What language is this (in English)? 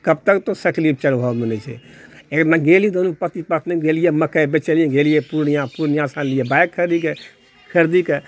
Maithili